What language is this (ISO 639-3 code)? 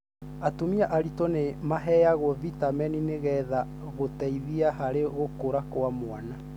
kik